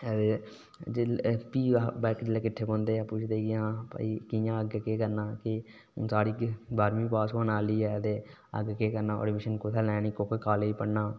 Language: Dogri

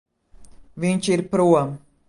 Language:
Latvian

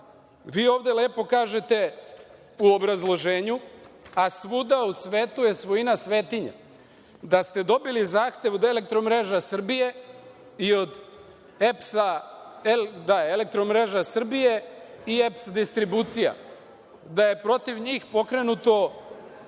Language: Serbian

